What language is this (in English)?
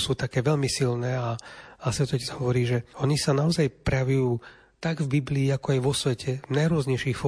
Slovak